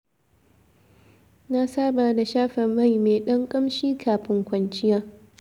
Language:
Hausa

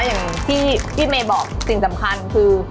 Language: Thai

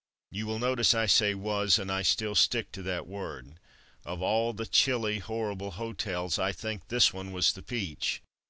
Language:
English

